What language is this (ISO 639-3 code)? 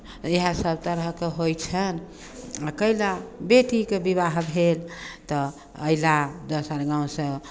mai